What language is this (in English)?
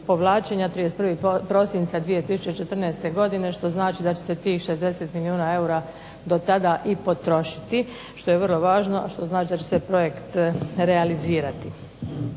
Croatian